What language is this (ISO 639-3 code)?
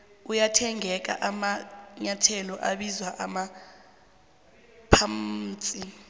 nbl